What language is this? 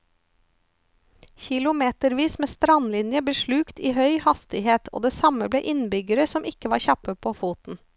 Norwegian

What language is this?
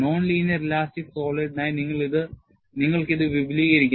Malayalam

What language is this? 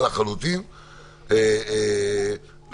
Hebrew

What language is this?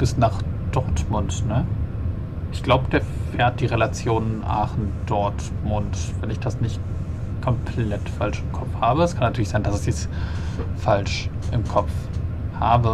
German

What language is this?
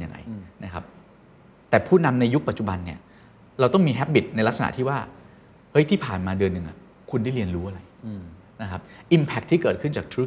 Thai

